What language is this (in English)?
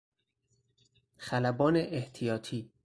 Persian